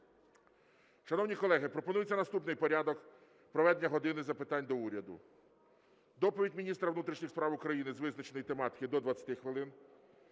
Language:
Ukrainian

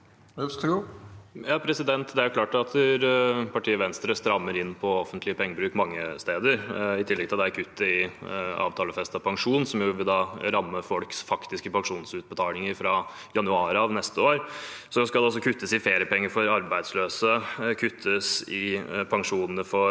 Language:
Norwegian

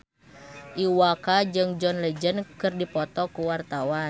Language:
Sundanese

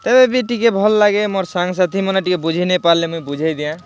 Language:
Odia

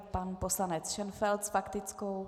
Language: Czech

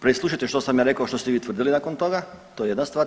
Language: Croatian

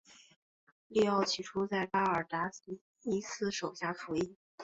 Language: Chinese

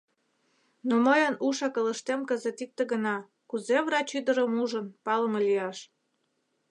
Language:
Mari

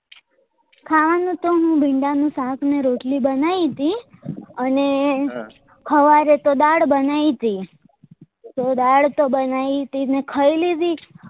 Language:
Gujarati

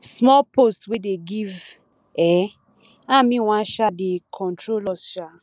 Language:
Nigerian Pidgin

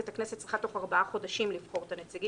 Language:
Hebrew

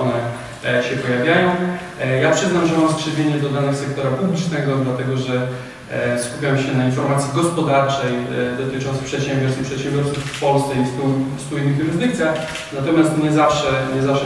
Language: Polish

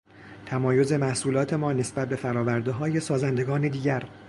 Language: Persian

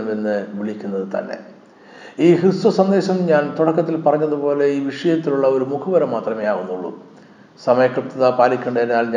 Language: Malayalam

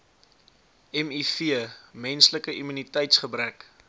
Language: Afrikaans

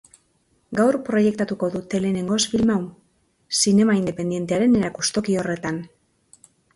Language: Basque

